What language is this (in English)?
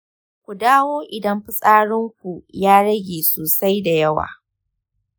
Hausa